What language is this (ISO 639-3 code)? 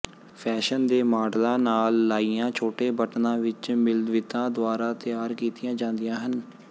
pan